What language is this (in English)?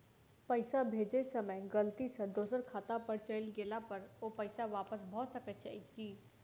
Maithili